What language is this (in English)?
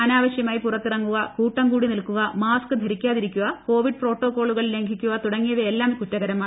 Malayalam